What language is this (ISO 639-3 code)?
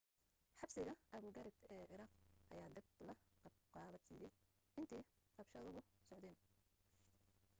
som